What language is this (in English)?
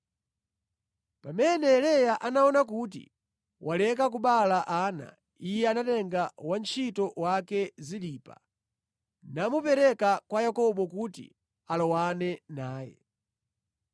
Nyanja